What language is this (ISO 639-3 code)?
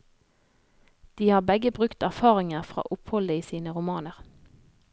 nor